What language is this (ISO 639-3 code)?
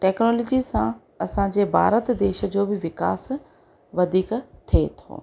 snd